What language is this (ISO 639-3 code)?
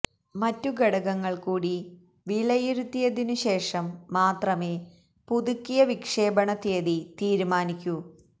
mal